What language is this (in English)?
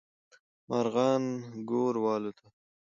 Pashto